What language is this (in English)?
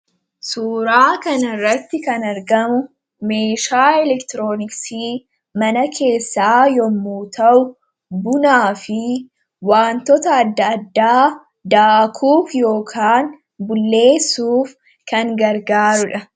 Oromo